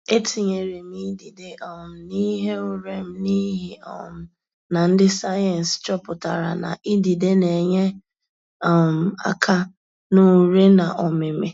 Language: Igbo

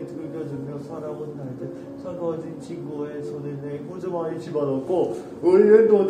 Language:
Korean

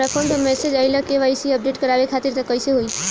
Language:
Bhojpuri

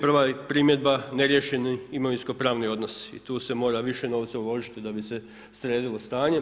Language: Croatian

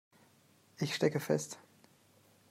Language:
German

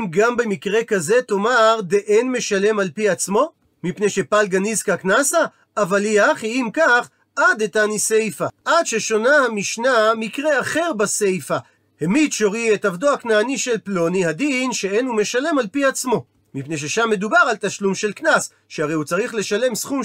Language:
Hebrew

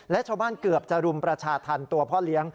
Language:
Thai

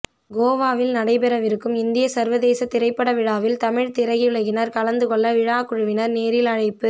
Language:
Tamil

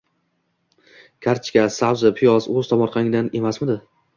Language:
Uzbek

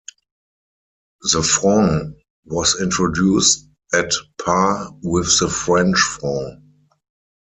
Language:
English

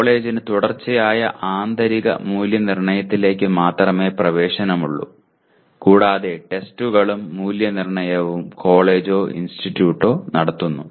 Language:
Malayalam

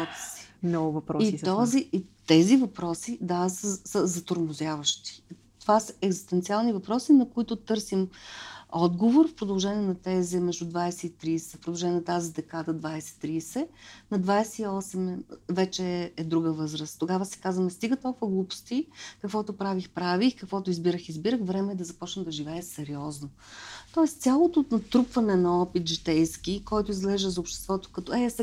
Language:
Bulgarian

